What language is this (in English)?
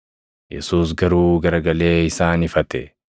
Oromo